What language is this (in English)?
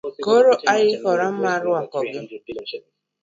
Luo (Kenya and Tanzania)